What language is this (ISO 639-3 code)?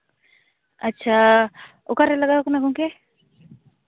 sat